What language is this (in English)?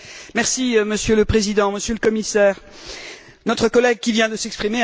French